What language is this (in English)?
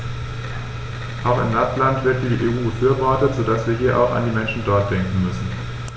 German